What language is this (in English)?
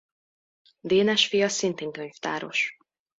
Hungarian